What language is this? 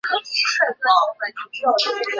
Chinese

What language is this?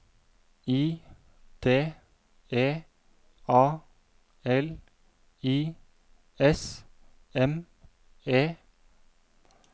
Norwegian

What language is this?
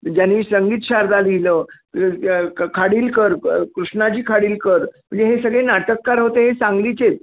Marathi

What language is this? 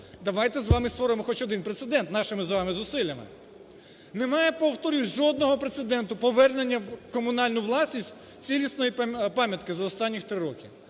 Ukrainian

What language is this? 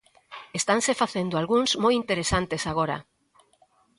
Galician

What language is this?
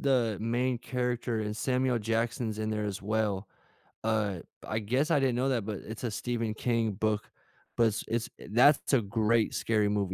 English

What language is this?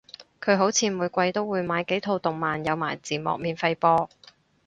Cantonese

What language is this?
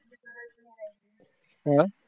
Marathi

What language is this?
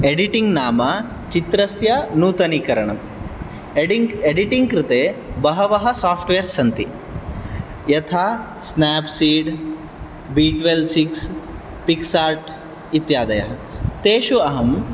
Sanskrit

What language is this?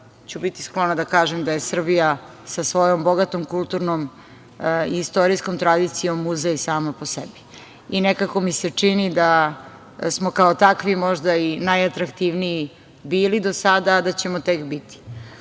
Serbian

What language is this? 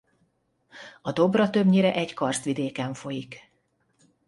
Hungarian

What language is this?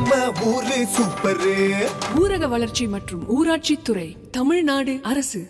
Romanian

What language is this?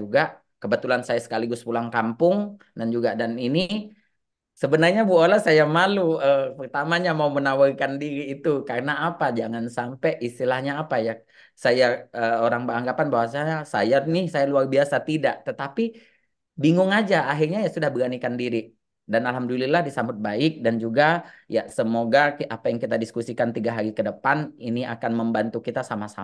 Indonesian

